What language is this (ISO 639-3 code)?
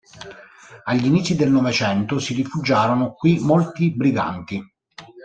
ita